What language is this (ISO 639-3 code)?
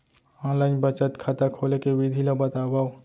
hne